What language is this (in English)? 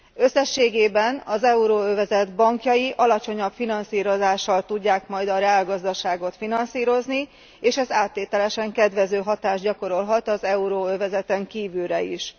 Hungarian